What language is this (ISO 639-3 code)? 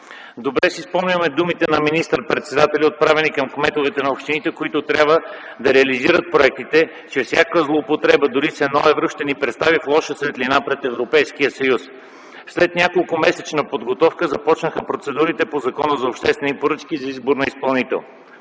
bul